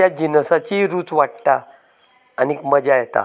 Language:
Konkani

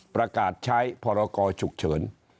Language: Thai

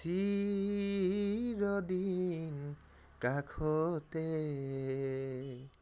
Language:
Assamese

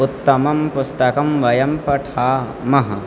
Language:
Sanskrit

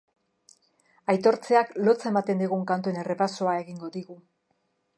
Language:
Basque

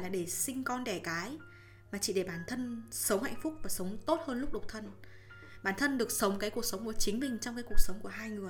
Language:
Vietnamese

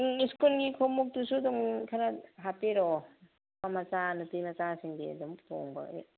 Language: Manipuri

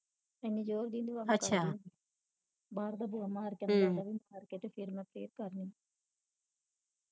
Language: Punjabi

